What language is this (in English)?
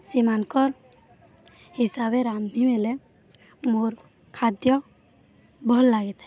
Odia